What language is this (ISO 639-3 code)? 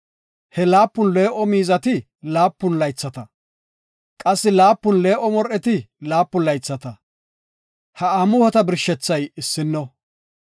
gof